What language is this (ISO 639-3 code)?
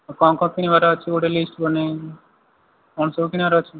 ori